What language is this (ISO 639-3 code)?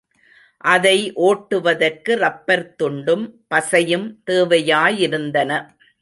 tam